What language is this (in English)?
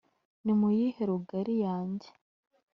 Kinyarwanda